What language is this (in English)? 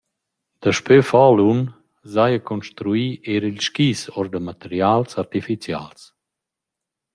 Romansh